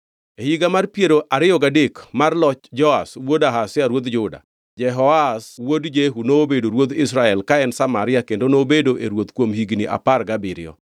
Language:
Luo (Kenya and Tanzania)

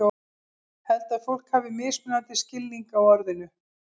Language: Icelandic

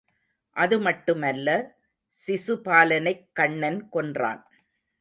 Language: Tamil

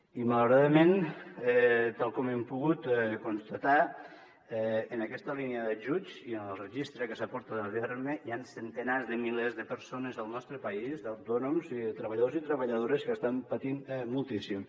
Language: Catalan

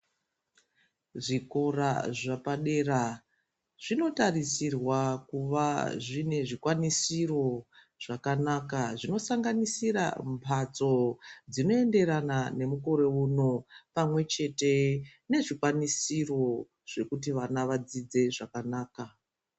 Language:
Ndau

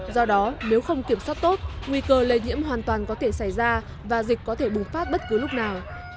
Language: Vietnamese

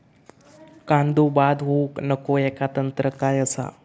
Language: Marathi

